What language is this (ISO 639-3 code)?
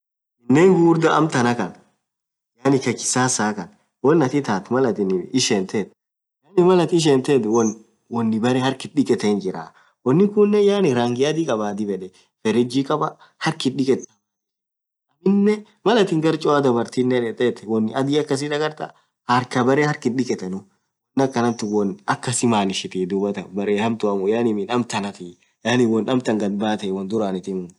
orc